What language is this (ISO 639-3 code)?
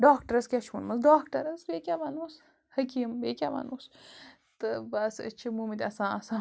kas